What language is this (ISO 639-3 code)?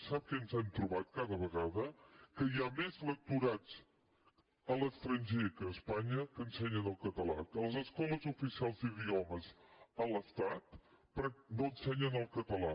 cat